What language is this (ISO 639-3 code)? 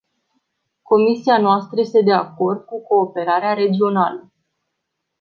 ron